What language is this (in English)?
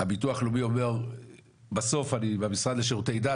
Hebrew